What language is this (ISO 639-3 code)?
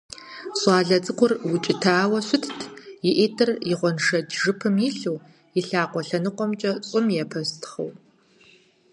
kbd